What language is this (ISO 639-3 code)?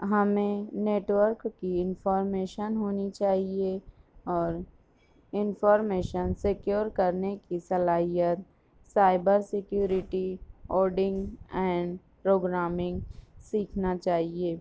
urd